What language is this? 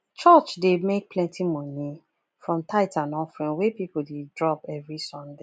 Nigerian Pidgin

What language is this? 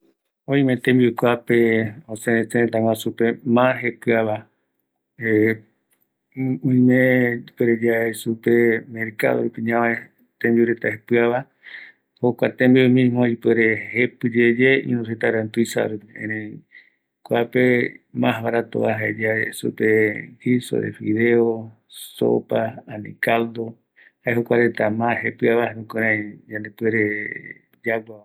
Eastern Bolivian Guaraní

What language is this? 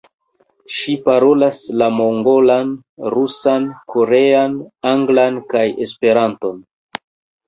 Esperanto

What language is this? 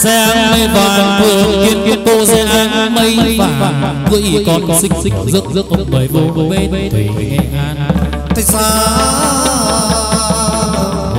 Vietnamese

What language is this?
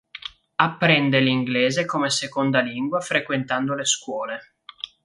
Italian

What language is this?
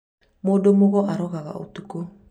Kikuyu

